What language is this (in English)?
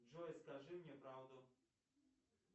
Russian